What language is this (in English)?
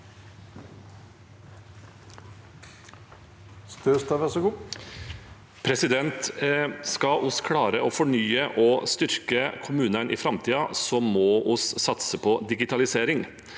Norwegian